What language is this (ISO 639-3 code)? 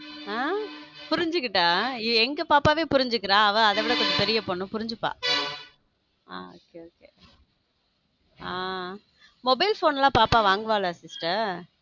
tam